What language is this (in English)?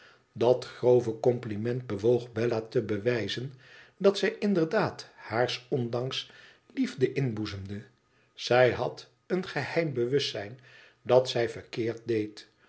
Dutch